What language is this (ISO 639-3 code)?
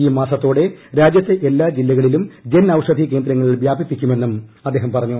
mal